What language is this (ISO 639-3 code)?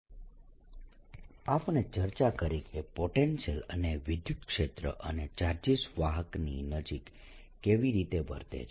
guj